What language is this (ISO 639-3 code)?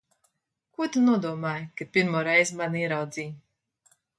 lav